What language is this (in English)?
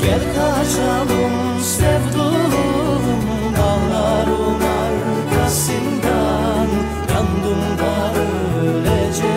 Turkish